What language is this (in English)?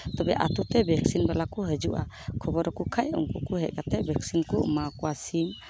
Santali